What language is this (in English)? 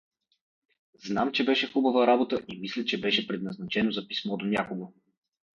Bulgarian